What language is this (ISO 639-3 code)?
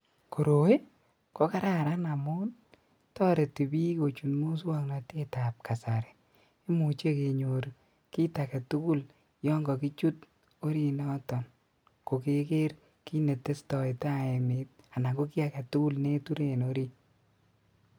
kln